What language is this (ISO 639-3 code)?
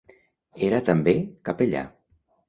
cat